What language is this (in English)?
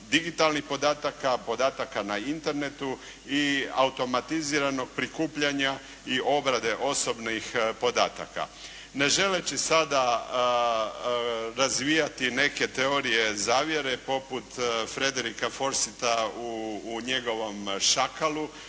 Croatian